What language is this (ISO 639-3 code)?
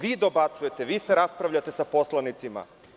srp